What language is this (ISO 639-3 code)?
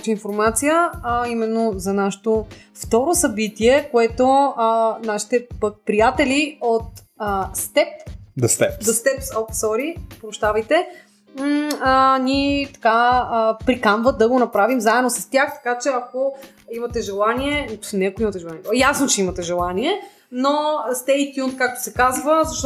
bul